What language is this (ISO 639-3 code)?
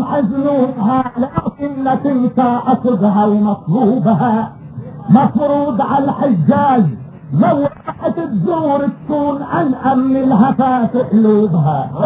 ara